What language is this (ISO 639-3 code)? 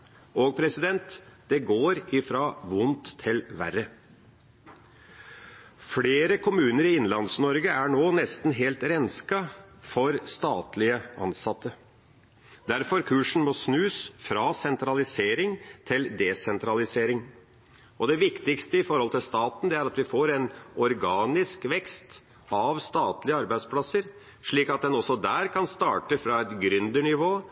nob